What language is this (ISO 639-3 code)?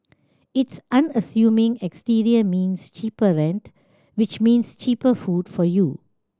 eng